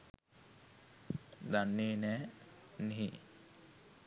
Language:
Sinhala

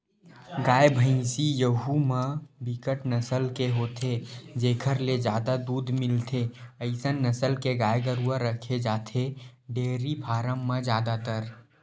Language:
Chhattisgarhi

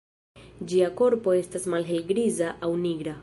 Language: Esperanto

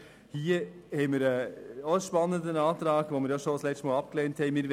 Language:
Swiss German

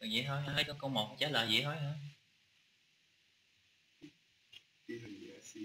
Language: Vietnamese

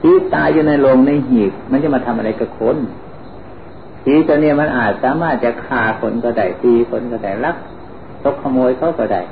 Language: Thai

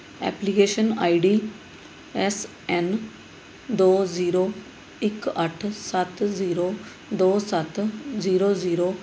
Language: Punjabi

